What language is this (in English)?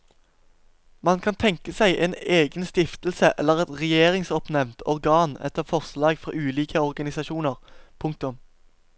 Norwegian